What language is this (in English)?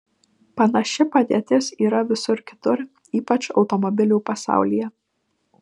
Lithuanian